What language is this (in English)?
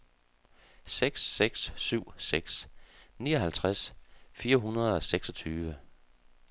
Danish